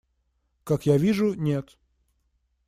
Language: Russian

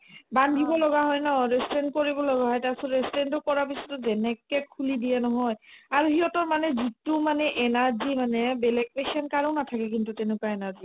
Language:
Assamese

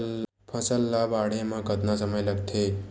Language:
Chhattisgarhi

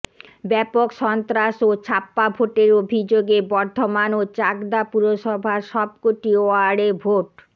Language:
Bangla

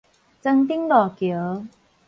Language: Min Nan Chinese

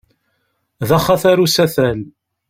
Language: Kabyle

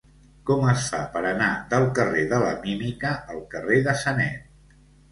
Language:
Catalan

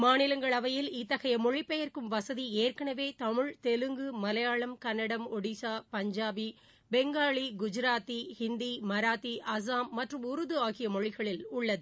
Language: Tamil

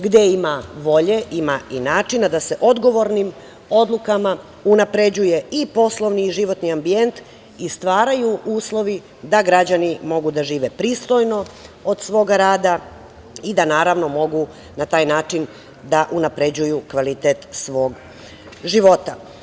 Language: Serbian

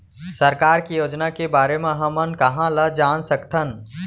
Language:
Chhattisgarhi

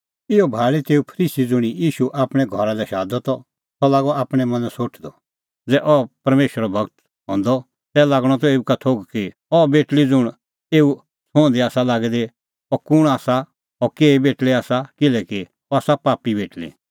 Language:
Kullu Pahari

